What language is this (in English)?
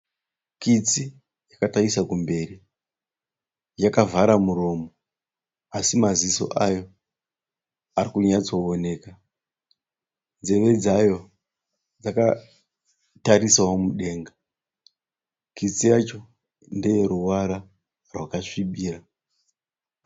Shona